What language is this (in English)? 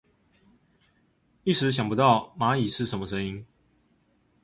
Chinese